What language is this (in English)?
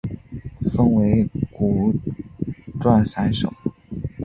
Chinese